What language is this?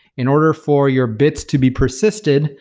English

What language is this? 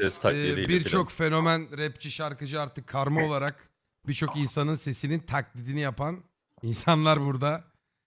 Turkish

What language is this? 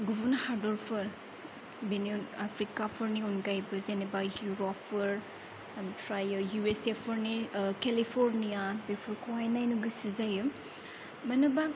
Bodo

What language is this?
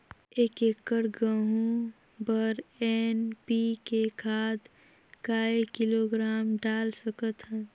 Chhattisgarhi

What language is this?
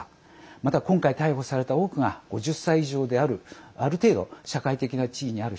Japanese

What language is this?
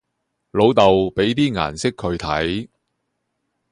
Cantonese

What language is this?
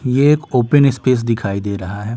Hindi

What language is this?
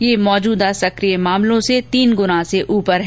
Hindi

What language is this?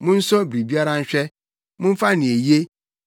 Akan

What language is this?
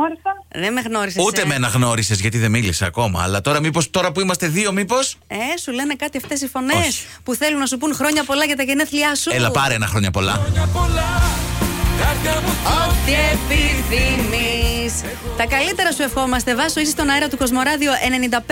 Greek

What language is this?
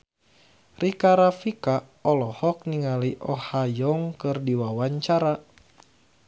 Sundanese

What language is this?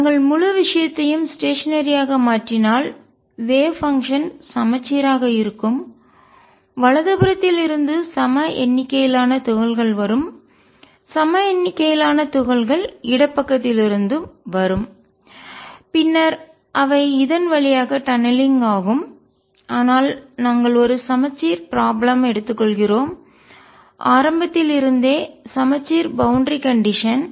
Tamil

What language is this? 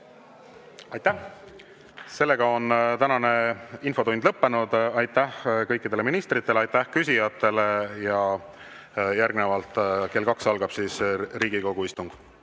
Estonian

